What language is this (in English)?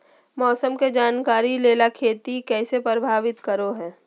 Magahi